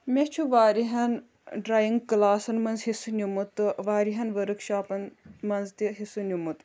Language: Kashmiri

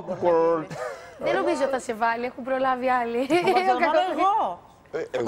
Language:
Greek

